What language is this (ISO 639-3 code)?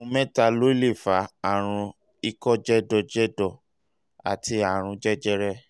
yor